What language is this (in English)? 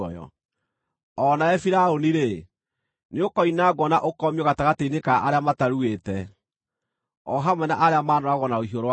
Kikuyu